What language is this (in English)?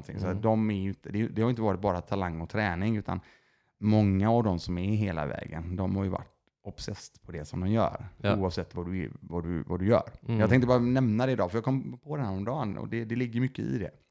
Swedish